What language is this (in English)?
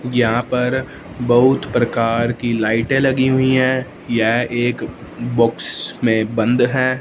Hindi